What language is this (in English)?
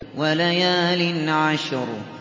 Arabic